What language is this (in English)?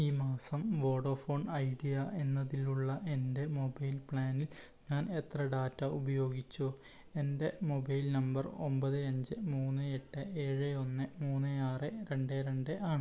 Malayalam